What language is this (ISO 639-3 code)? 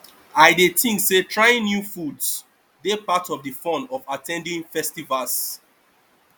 pcm